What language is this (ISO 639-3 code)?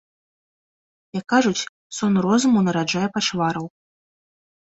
bel